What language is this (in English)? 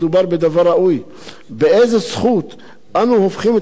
Hebrew